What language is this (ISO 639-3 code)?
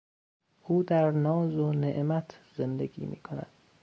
fas